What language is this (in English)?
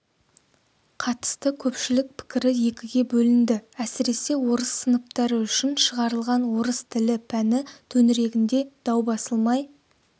Kazakh